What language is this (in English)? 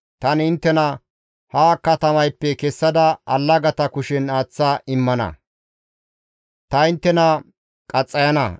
Gamo